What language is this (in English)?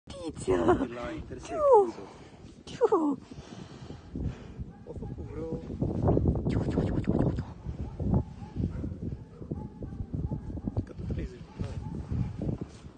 Romanian